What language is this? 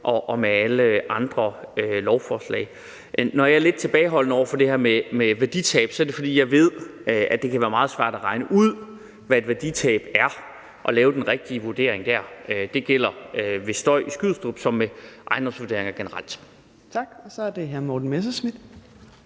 Danish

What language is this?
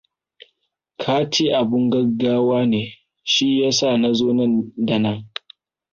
Hausa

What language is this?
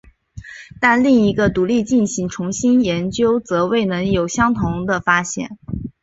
Chinese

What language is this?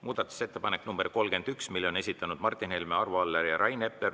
Estonian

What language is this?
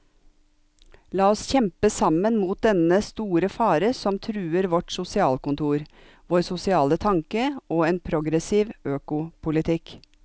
Norwegian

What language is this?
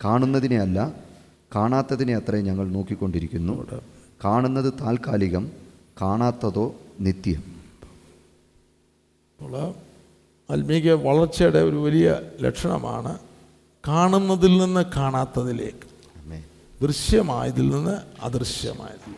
Malayalam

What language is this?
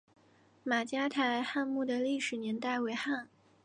Chinese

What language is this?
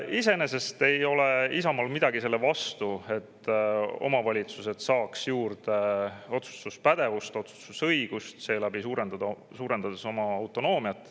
Estonian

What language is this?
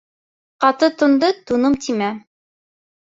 Bashkir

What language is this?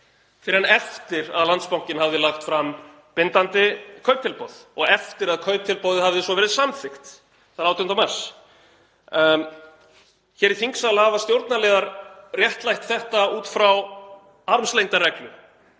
Icelandic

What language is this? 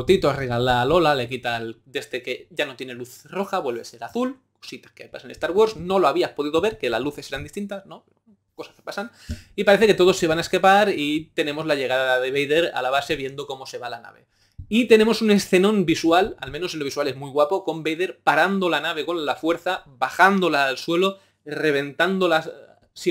Spanish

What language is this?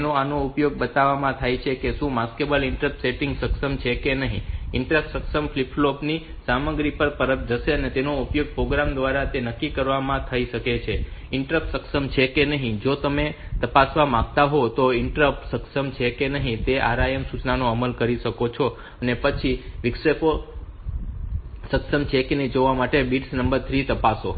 Gujarati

